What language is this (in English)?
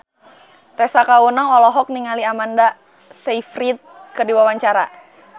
Sundanese